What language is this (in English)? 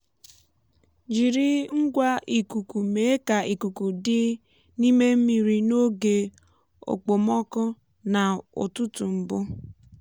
Igbo